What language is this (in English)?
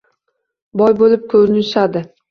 Uzbek